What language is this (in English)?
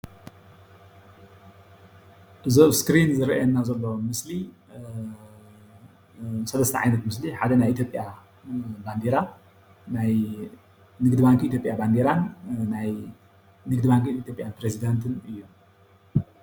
Tigrinya